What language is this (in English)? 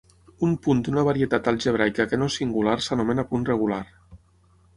Catalan